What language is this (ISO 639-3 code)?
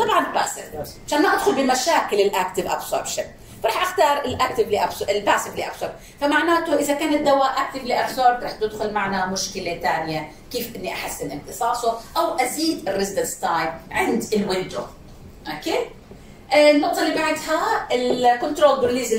ara